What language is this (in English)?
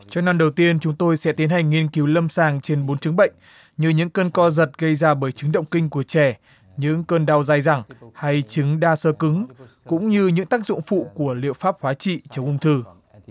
Vietnamese